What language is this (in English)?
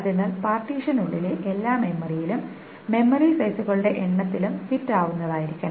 Malayalam